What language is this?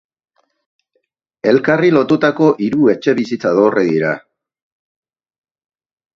Basque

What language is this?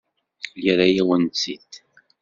Kabyle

